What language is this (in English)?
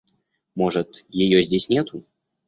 Russian